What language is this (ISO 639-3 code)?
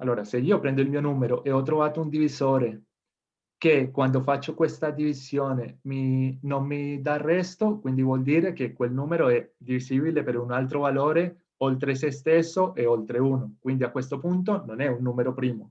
ita